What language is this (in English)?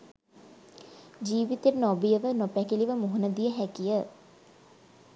Sinhala